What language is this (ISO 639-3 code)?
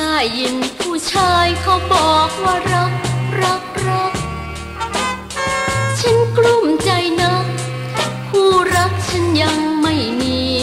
tha